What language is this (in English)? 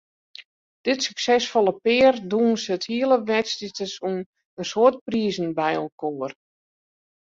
Western Frisian